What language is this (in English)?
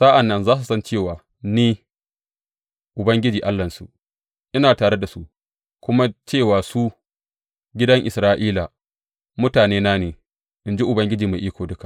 Hausa